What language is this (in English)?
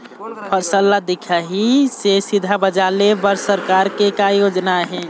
Chhattisgarhi